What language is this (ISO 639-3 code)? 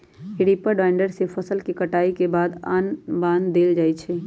mag